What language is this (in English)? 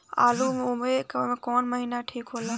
Bhojpuri